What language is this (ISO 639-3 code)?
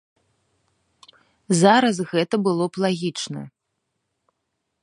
bel